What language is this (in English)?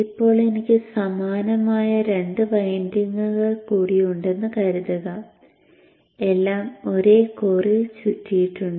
Malayalam